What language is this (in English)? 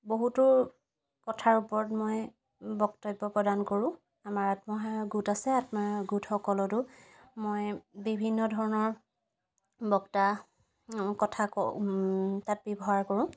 Assamese